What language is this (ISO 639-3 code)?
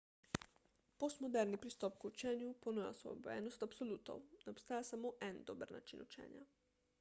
slv